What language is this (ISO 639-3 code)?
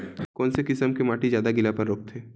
hne